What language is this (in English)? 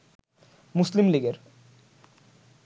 Bangla